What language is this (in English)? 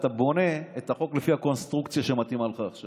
Hebrew